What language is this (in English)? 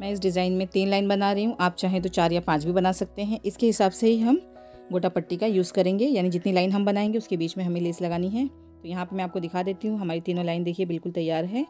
Hindi